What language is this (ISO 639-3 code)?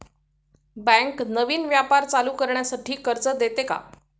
mar